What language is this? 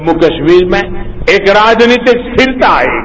Hindi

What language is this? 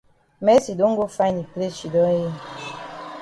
Cameroon Pidgin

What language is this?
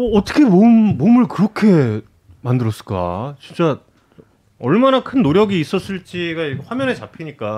Korean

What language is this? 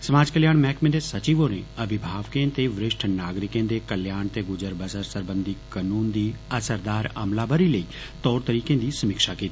Dogri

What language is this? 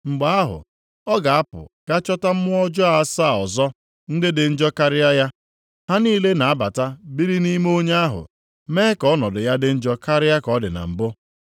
Igbo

